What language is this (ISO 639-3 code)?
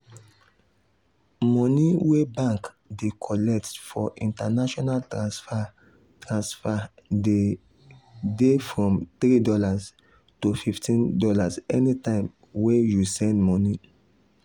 pcm